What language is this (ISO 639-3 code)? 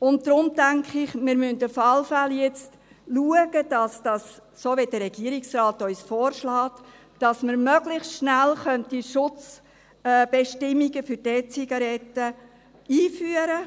gsw